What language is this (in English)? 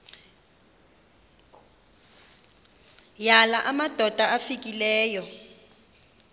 Xhosa